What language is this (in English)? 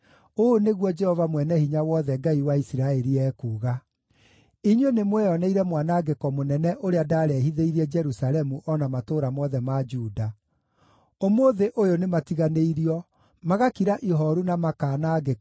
Kikuyu